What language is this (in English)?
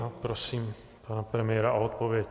Czech